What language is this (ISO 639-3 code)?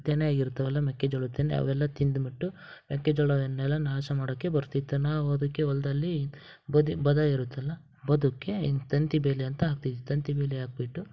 kan